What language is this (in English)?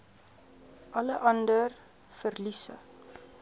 Afrikaans